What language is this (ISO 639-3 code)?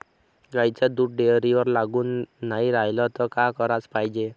mar